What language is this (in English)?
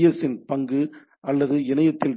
Tamil